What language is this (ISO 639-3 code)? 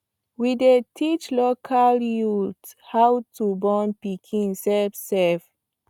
pcm